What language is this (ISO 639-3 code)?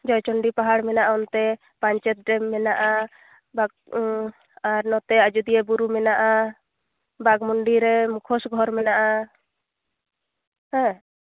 sat